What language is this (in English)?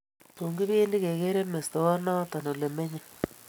Kalenjin